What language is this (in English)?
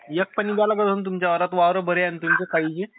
Marathi